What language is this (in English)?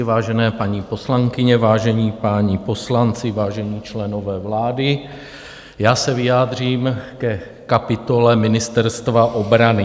Czech